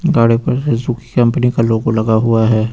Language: Hindi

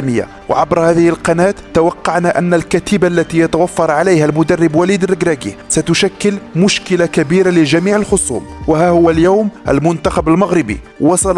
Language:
Arabic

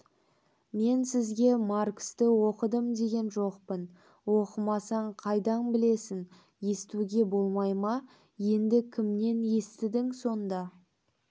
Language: Kazakh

